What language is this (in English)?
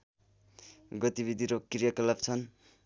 Nepali